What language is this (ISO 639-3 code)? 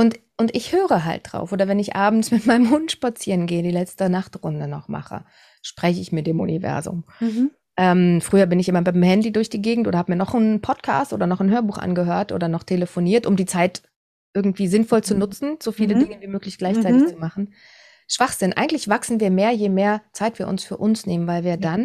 deu